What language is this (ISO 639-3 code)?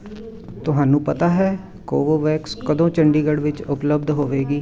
pan